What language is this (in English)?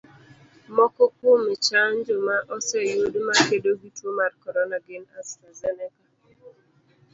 Luo (Kenya and Tanzania)